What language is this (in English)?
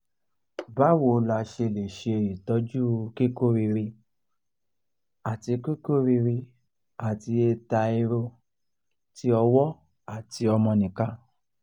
Yoruba